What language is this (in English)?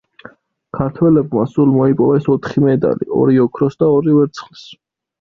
Georgian